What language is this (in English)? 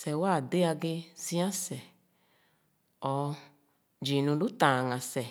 Khana